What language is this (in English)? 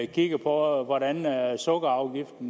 Danish